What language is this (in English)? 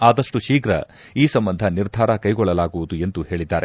Kannada